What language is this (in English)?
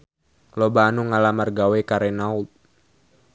Sundanese